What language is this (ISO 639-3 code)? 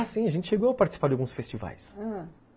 por